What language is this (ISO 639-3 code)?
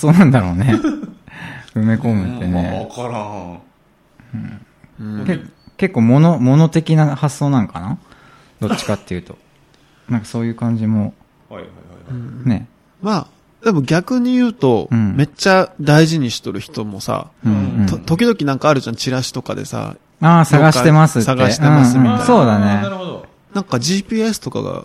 jpn